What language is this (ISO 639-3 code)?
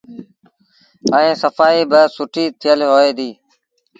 sbn